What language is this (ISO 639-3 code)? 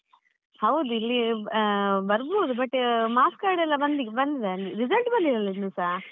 kan